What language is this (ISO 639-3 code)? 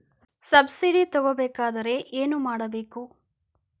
kan